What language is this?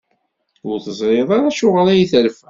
Kabyle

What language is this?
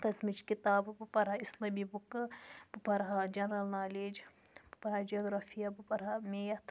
Kashmiri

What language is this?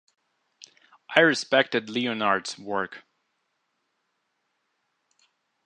English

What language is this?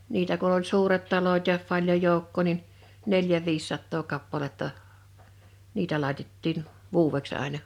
Finnish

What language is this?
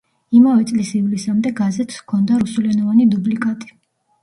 Georgian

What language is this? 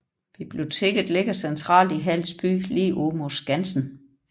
Danish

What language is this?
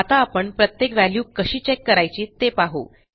Marathi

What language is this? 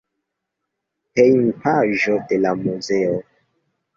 Esperanto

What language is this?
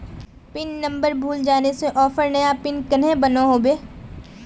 Magahi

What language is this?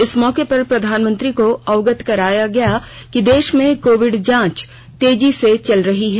Hindi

